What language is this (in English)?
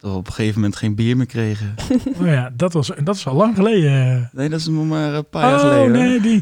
Dutch